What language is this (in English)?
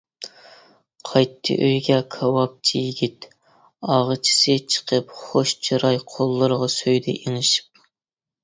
Uyghur